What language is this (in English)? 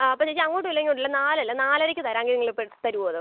Malayalam